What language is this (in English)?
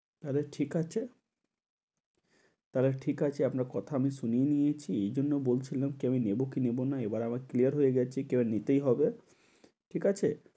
Bangla